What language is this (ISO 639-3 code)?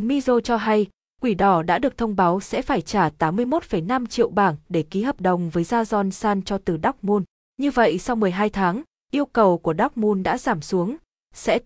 vie